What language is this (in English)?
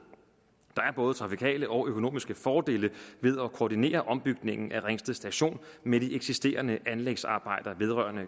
Danish